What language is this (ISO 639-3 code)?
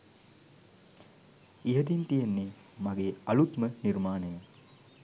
sin